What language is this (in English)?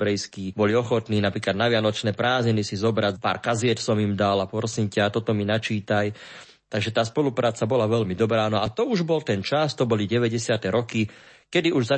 Slovak